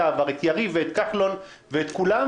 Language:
Hebrew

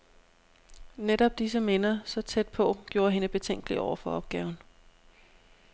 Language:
Danish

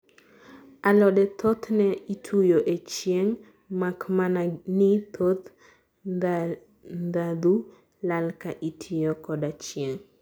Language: Luo (Kenya and Tanzania)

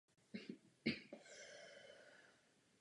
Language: Czech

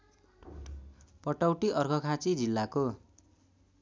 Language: Nepali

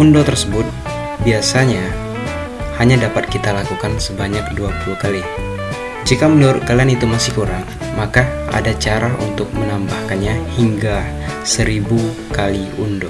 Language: Indonesian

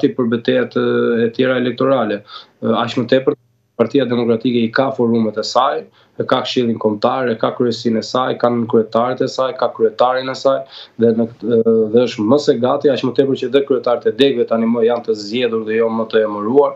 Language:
Romanian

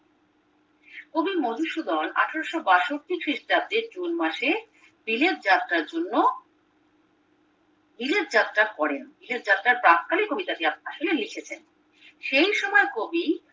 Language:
Bangla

